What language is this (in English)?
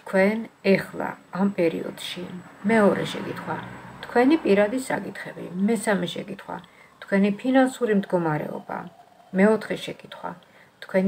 Romanian